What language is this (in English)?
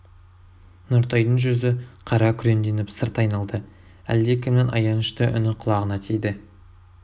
Kazakh